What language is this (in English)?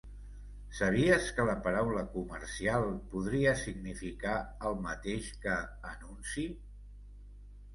Catalan